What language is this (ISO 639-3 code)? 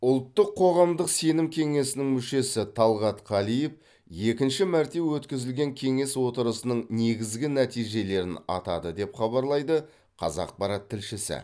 kaz